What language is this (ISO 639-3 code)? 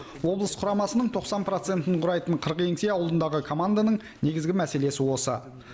kaz